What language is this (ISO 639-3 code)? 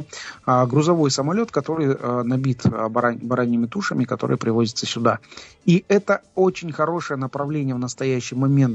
rus